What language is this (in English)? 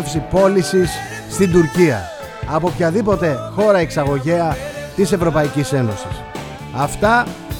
Greek